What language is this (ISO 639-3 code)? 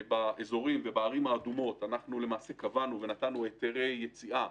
heb